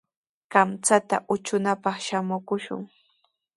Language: Sihuas Ancash Quechua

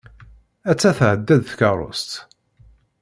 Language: Kabyle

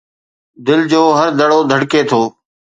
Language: Sindhi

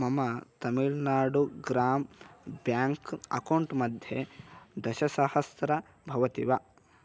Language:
Sanskrit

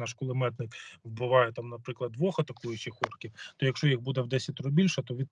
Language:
Ukrainian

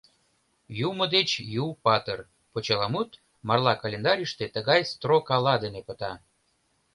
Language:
Mari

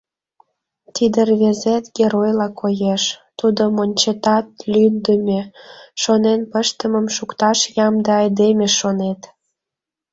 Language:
Mari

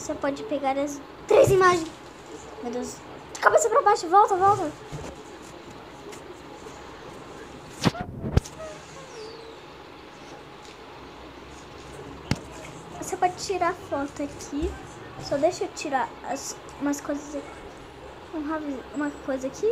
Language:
Portuguese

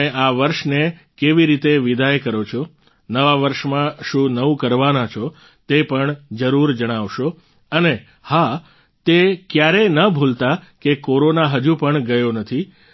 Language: Gujarati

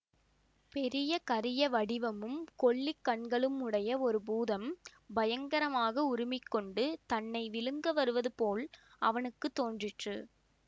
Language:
Tamil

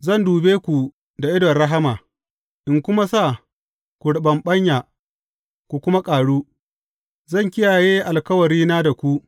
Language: Hausa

